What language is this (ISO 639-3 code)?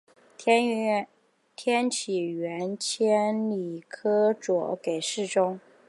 zho